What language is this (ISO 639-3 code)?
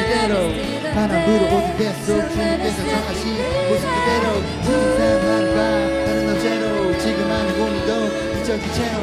kor